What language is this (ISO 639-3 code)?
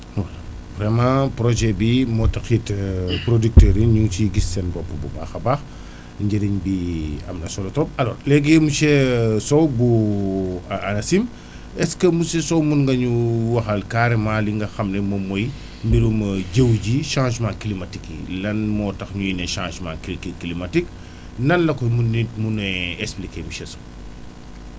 wol